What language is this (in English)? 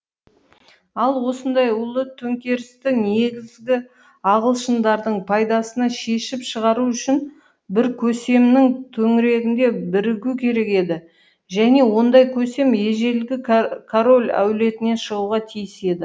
Kazakh